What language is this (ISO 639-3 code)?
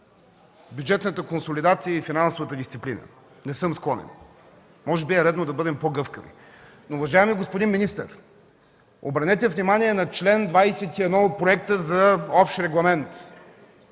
bul